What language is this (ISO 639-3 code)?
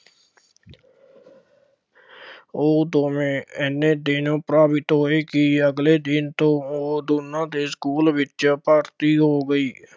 pan